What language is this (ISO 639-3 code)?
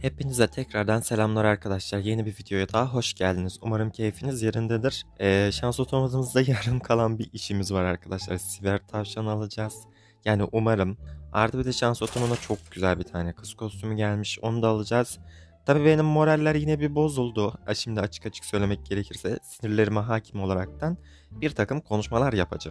tur